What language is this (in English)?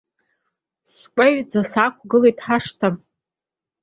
Abkhazian